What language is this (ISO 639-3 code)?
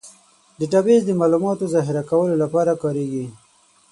pus